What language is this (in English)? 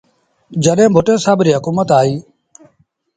Sindhi Bhil